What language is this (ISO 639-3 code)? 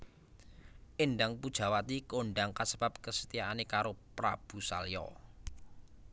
jav